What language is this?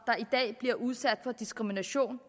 Danish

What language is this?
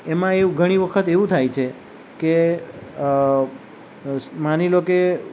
Gujarati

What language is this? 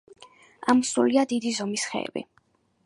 Georgian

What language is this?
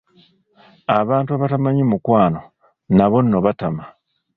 Ganda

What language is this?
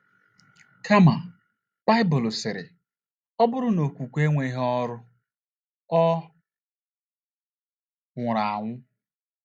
Igbo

